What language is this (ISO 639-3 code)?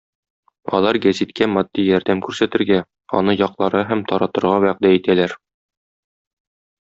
tat